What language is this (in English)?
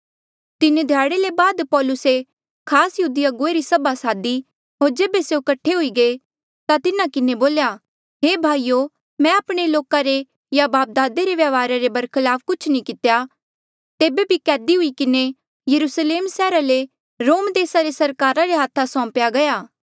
Mandeali